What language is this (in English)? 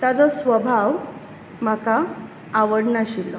Konkani